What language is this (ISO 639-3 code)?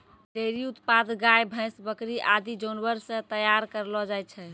mai